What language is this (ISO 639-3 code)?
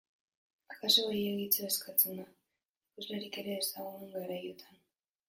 eus